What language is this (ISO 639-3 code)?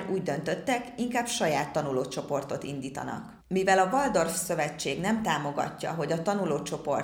hun